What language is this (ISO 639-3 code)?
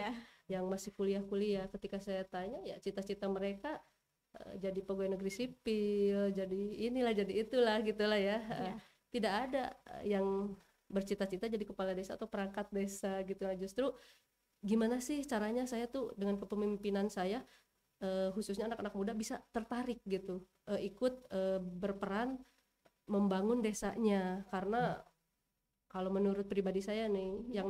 ind